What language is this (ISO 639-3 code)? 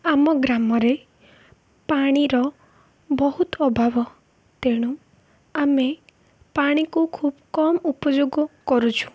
ori